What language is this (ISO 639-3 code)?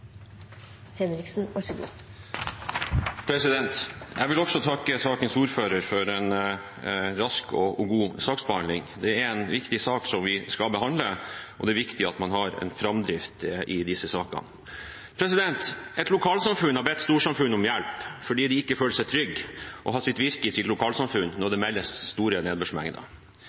nob